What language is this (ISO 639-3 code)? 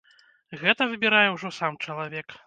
bel